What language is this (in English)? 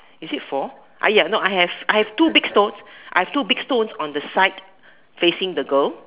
English